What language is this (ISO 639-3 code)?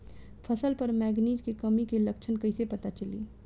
bho